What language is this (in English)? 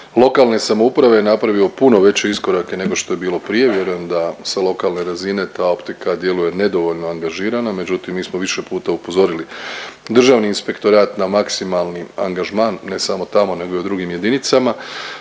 Croatian